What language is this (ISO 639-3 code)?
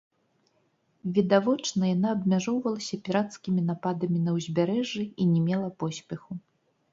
bel